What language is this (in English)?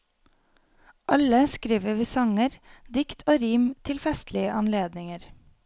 Norwegian